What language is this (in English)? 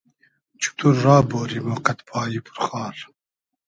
Hazaragi